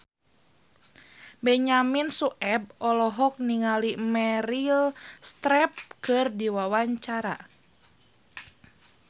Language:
Sundanese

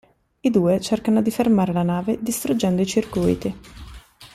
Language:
Italian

